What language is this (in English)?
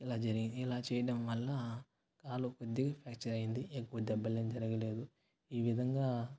Telugu